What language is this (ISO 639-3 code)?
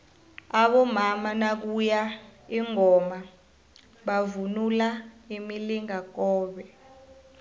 nbl